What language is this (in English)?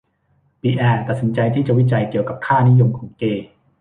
Thai